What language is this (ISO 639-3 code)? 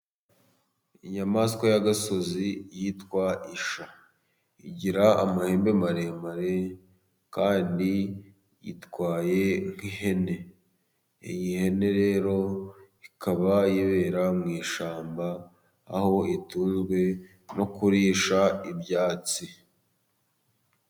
kin